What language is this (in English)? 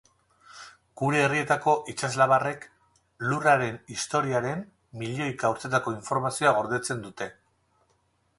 Basque